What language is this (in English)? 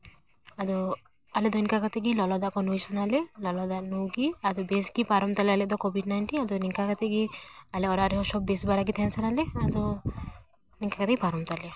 Santali